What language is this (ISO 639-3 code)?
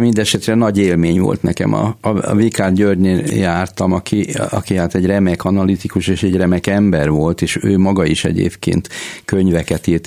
hun